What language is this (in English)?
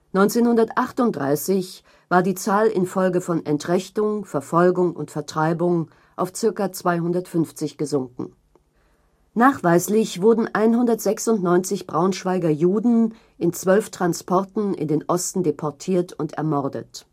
German